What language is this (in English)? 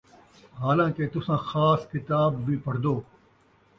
Saraiki